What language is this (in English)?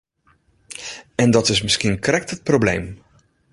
Western Frisian